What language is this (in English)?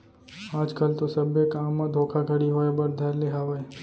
Chhattisgarhi